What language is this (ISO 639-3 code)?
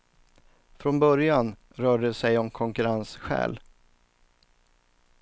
swe